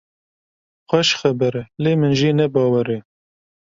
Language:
Kurdish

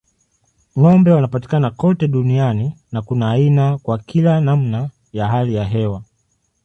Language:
Swahili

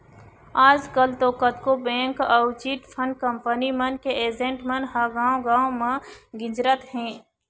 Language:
Chhattisgarhi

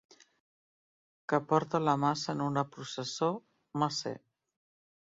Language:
Catalan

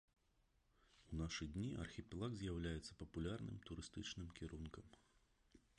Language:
Belarusian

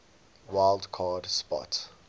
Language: English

